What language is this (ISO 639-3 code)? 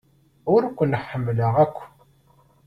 kab